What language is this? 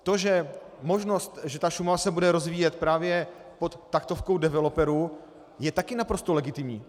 Czech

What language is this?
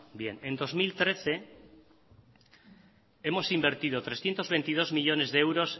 Spanish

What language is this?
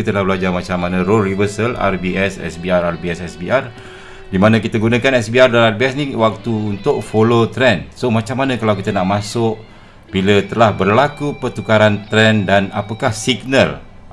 Malay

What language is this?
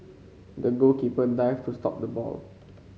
English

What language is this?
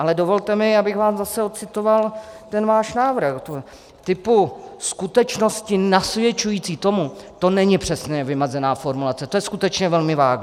Czech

